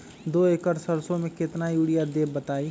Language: Magahi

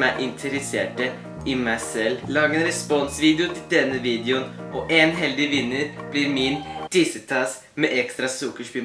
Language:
Norwegian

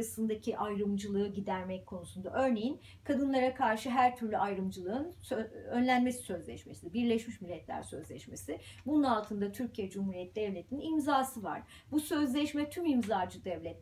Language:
Turkish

